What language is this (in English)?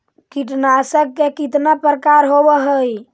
Magahi